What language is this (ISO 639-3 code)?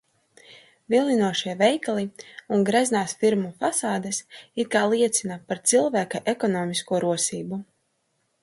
lav